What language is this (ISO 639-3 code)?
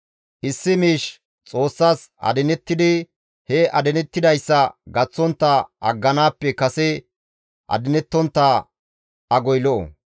gmv